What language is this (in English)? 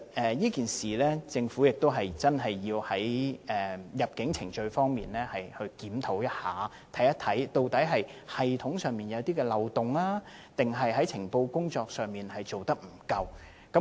Cantonese